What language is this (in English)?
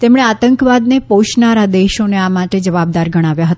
Gujarati